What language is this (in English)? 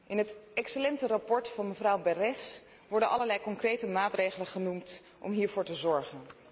Dutch